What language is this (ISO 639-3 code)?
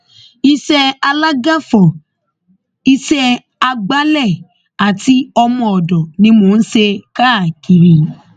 yor